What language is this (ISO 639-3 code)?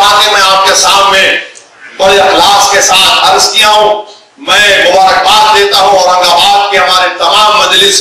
hin